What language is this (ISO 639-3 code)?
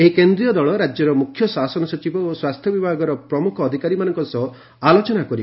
ori